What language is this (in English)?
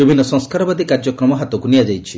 Odia